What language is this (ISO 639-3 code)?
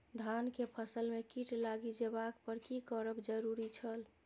mai